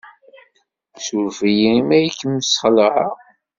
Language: Kabyle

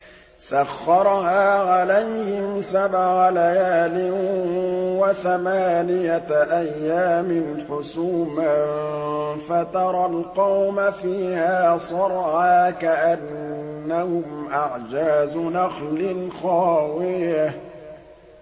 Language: Arabic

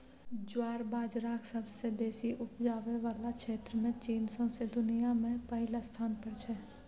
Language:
Maithili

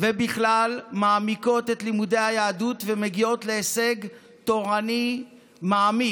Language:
Hebrew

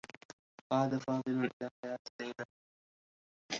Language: Arabic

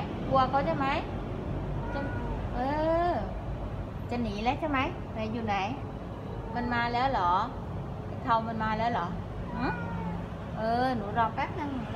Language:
Thai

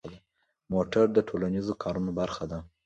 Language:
Pashto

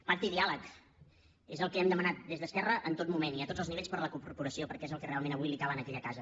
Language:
Catalan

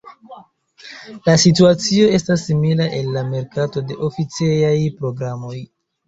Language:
Esperanto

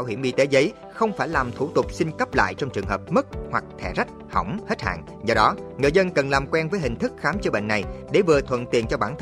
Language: Vietnamese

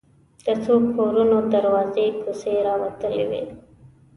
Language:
Pashto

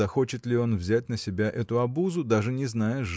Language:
Russian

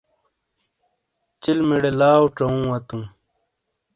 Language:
Shina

